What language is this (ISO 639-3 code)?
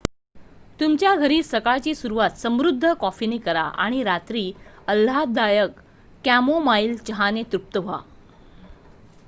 mar